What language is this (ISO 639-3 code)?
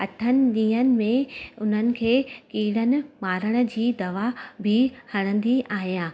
snd